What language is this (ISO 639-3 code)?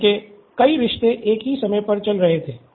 hin